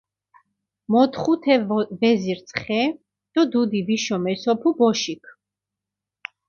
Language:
Mingrelian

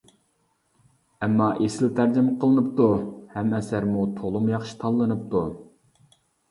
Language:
Uyghur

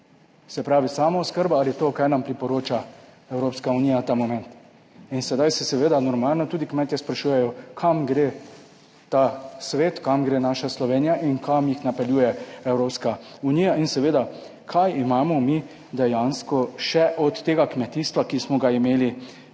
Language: Slovenian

